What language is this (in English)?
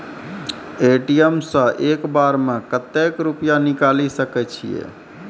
Maithili